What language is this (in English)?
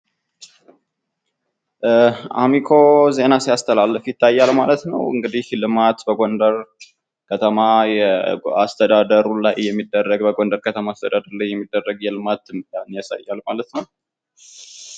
Amharic